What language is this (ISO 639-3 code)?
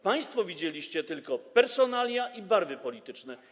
pol